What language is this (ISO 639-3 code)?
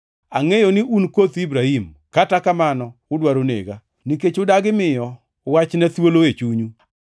luo